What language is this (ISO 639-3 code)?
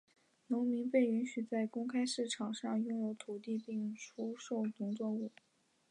zho